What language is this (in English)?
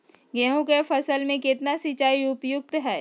Magahi